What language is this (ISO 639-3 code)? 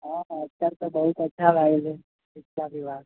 mai